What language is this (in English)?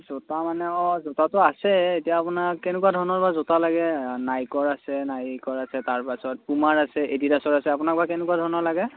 Assamese